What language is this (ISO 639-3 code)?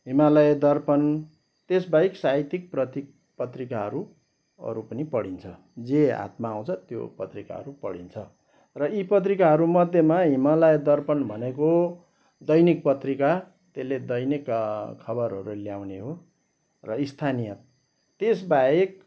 nep